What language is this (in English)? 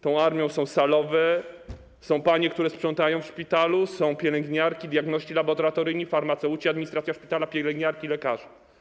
Polish